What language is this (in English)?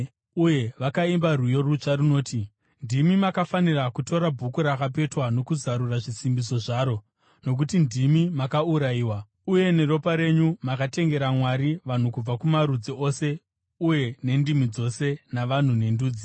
Shona